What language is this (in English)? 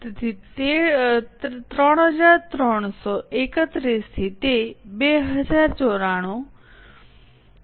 Gujarati